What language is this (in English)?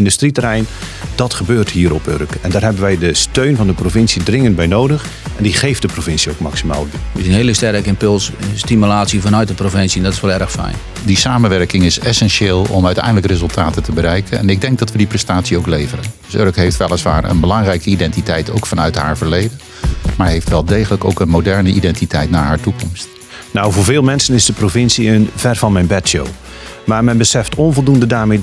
Dutch